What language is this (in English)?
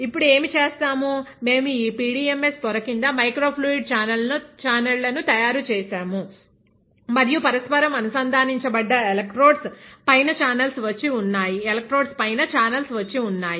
Telugu